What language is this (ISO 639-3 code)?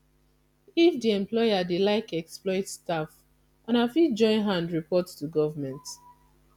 pcm